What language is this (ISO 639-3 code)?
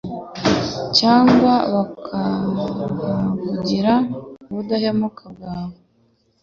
kin